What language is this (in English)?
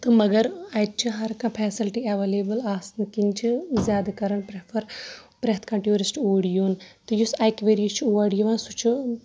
Kashmiri